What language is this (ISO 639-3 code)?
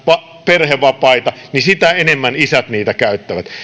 fin